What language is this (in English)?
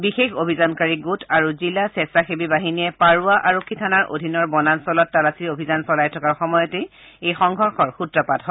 Assamese